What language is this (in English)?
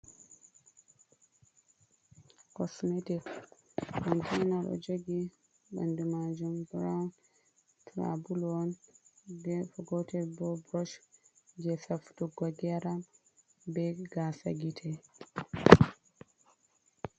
Fula